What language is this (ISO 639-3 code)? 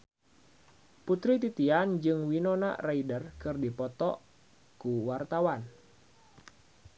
sun